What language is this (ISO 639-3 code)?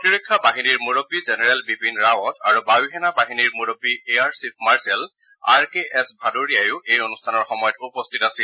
asm